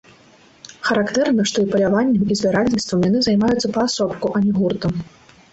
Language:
Belarusian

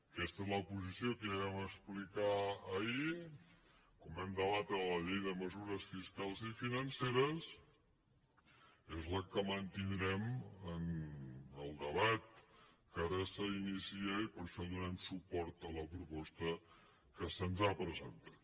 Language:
Catalan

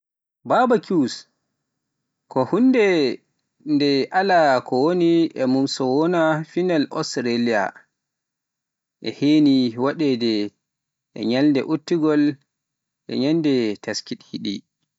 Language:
Pular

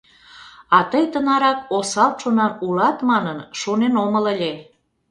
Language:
Mari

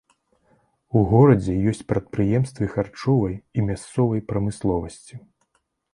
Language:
Belarusian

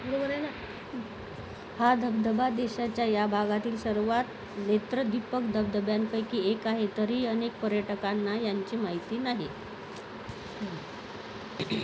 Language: Marathi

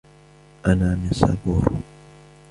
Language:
Arabic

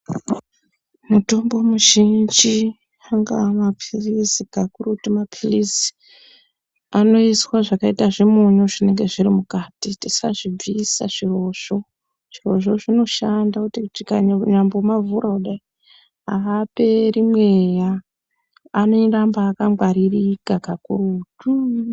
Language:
Ndau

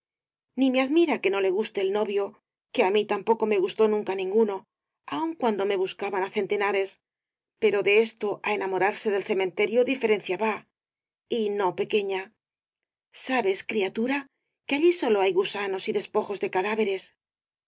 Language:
Spanish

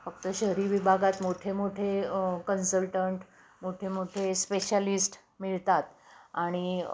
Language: Marathi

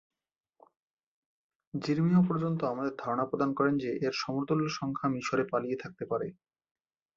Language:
Bangla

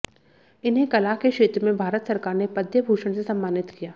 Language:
Hindi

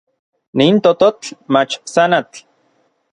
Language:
Orizaba Nahuatl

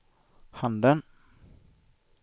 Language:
Swedish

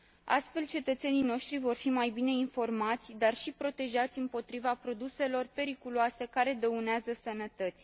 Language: Romanian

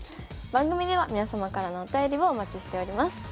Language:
Japanese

